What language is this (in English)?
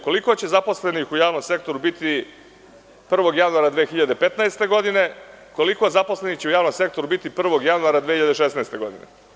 Serbian